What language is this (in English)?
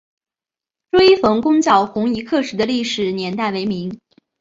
Chinese